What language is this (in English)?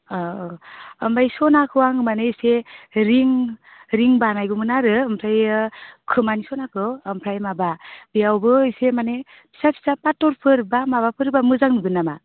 Bodo